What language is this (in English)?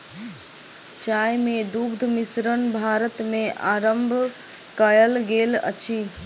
Maithili